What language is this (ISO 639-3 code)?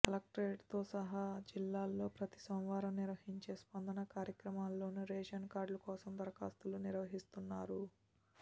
tel